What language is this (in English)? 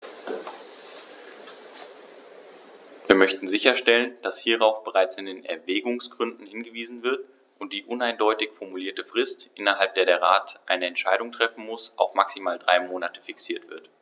German